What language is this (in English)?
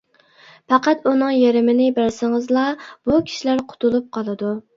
Uyghur